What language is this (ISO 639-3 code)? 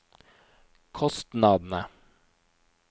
nor